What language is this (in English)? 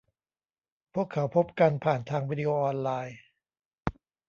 Thai